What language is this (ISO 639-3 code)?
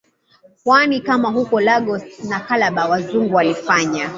swa